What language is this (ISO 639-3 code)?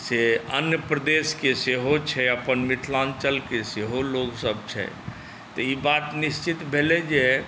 mai